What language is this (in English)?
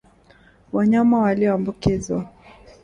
Swahili